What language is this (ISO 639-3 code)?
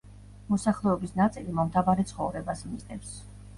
kat